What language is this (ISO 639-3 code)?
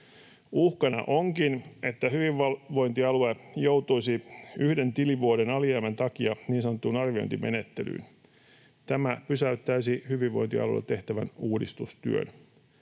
fin